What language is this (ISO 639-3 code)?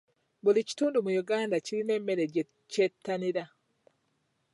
lug